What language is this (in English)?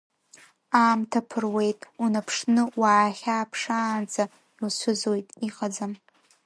Abkhazian